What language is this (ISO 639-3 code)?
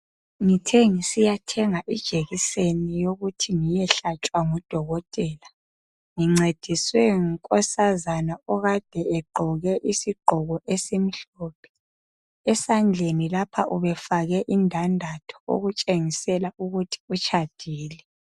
nde